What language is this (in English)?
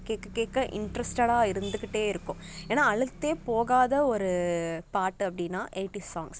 Tamil